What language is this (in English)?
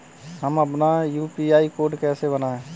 Hindi